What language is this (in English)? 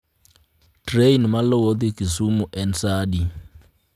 Luo (Kenya and Tanzania)